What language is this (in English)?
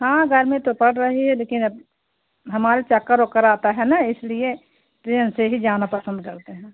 Hindi